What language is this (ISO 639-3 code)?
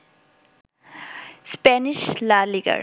ben